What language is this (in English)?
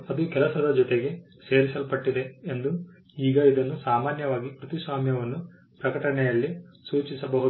Kannada